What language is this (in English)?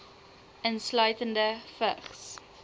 Afrikaans